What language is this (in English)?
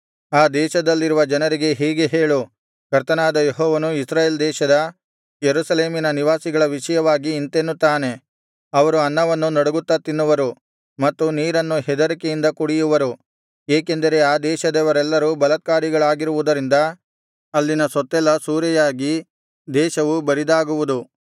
Kannada